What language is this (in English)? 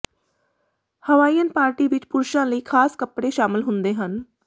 Punjabi